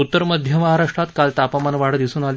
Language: Marathi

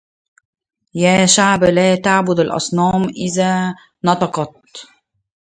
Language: Arabic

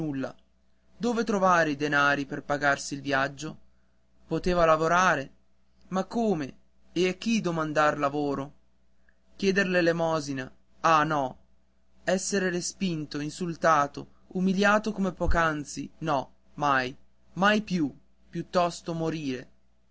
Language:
Italian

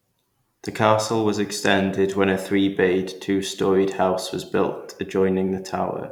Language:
English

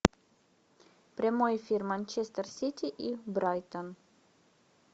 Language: Russian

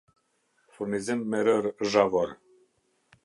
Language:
Albanian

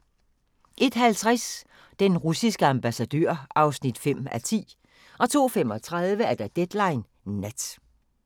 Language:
Danish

